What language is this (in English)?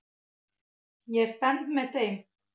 Icelandic